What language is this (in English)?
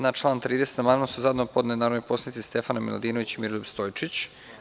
Serbian